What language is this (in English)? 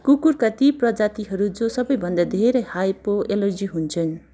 Nepali